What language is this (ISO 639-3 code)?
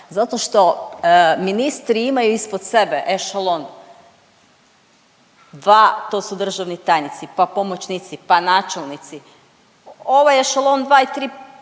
hrv